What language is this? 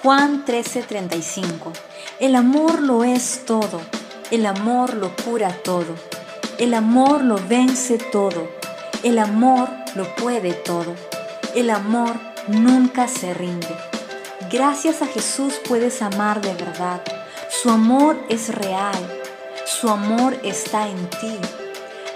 Spanish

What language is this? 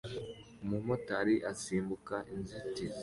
Kinyarwanda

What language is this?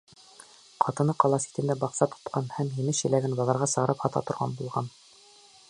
Bashkir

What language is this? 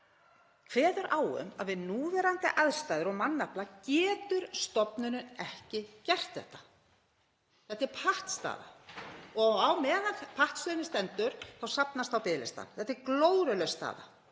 Icelandic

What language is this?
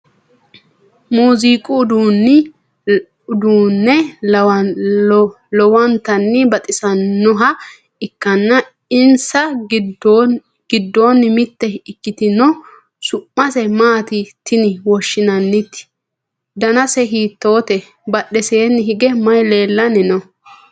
Sidamo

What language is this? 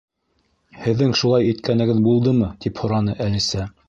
Bashkir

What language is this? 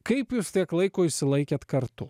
Lithuanian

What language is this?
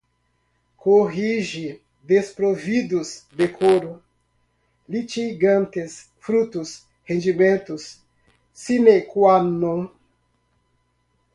Portuguese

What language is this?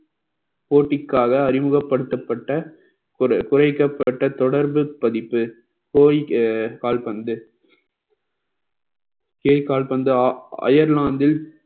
Tamil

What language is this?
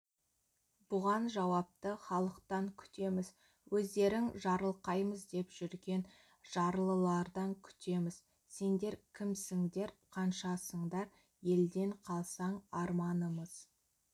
Kazakh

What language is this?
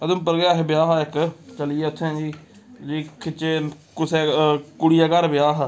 Dogri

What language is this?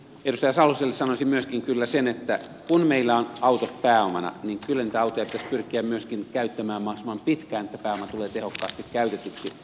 Finnish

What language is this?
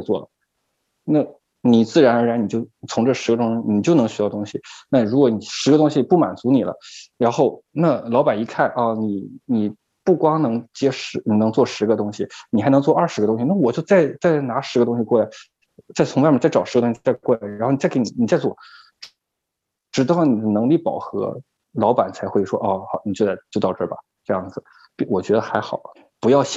Chinese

